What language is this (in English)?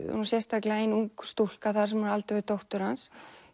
Icelandic